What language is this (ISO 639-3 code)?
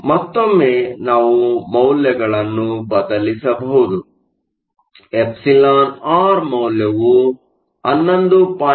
kan